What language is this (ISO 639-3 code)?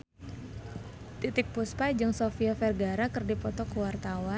sun